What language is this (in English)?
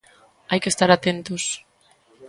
Galician